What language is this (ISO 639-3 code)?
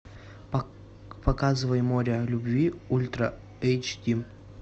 rus